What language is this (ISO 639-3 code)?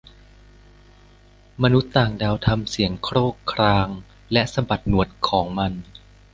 tha